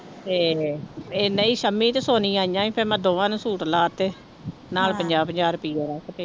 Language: Punjabi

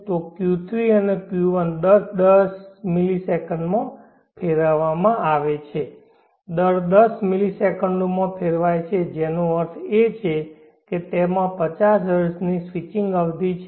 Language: Gujarati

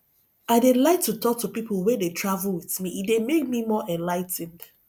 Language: Nigerian Pidgin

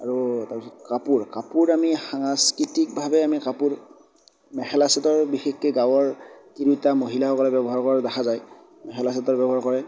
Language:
Assamese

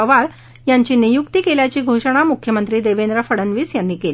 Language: Marathi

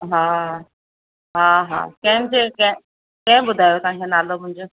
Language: Sindhi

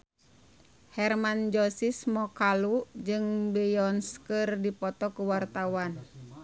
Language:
Sundanese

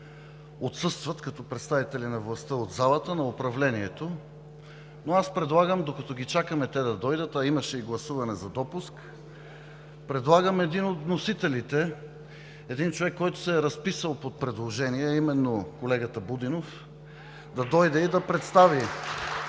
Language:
Bulgarian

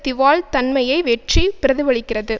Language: Tamil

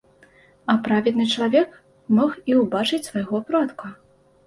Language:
Belarusian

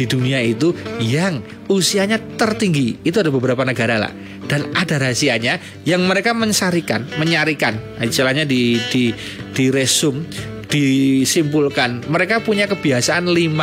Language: Indonesian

